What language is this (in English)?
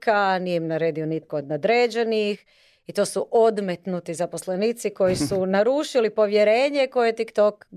Croatian